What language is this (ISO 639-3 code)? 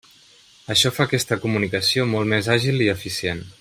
cat